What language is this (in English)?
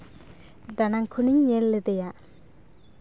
Santali